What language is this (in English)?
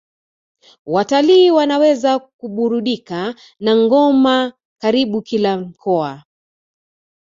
Swahili